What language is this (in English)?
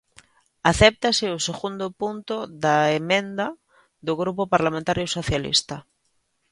Galician